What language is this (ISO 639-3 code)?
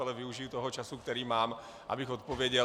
ces